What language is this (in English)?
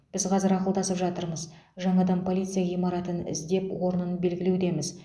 Kazakh